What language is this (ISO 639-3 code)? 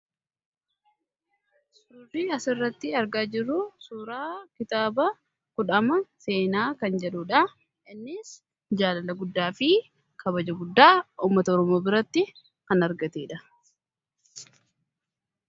orm